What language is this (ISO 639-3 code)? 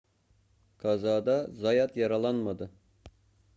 tur